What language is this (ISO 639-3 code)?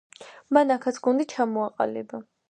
kat